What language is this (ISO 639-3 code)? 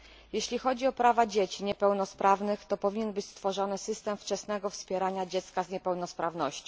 pol